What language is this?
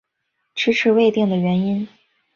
Chinese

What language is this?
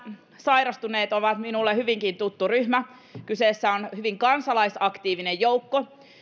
Finnish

